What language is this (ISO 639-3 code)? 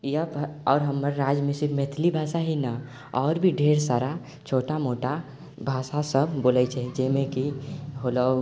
mai